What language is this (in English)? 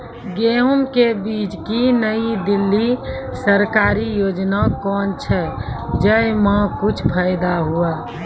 Maithili